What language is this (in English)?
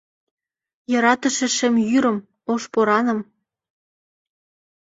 Mari